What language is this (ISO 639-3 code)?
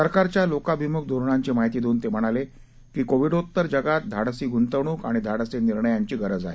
mar